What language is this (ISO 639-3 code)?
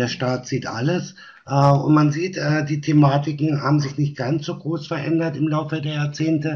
deu